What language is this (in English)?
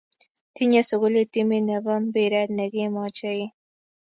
Kalenjin